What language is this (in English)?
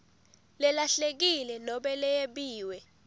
Swati